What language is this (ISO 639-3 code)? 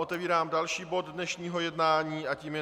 ces